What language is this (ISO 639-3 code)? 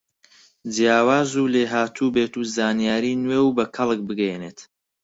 ckb